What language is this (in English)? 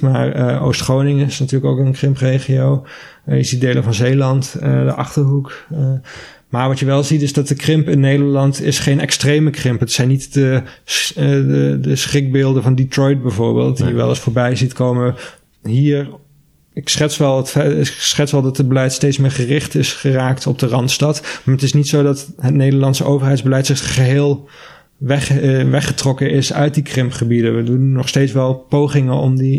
Dutch